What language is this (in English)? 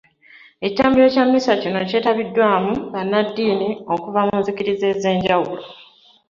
Ganda